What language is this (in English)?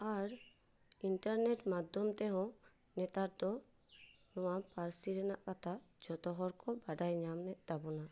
Santali